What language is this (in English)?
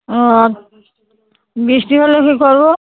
Bangla